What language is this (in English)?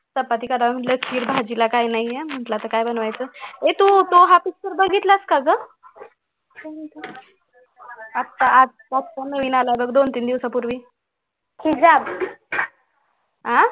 Marathi